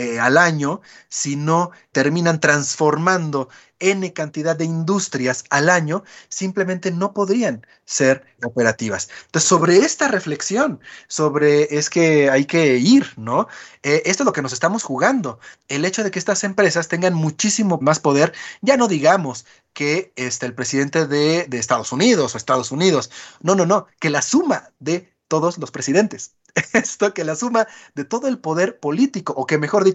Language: Spanish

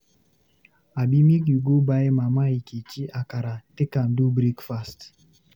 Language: Nigerian Pidgin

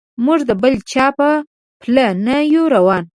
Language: Pashto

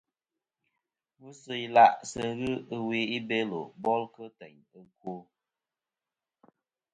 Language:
Kom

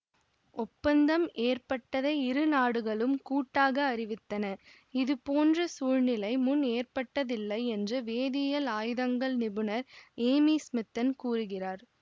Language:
Tamil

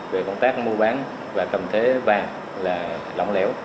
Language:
Vietnamese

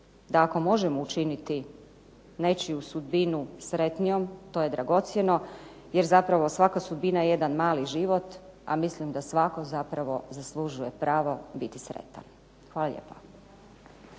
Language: Croatian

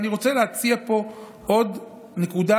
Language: Hebrew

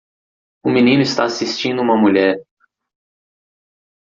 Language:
Portuguese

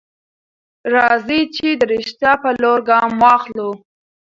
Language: Pashto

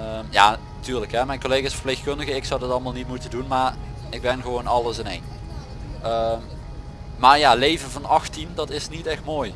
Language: Dutch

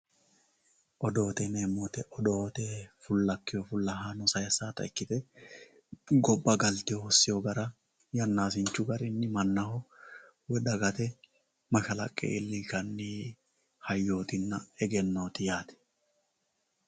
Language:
Sidamo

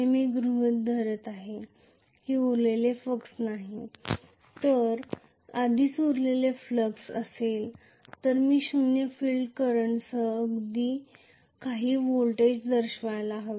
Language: Marathi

